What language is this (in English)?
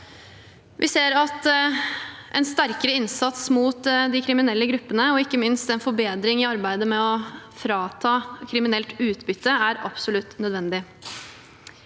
Norwegian